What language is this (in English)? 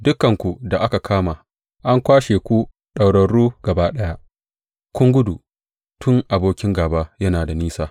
Hausa